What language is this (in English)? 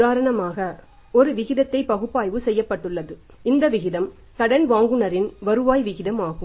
Tamil